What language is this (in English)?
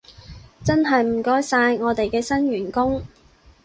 Cantonese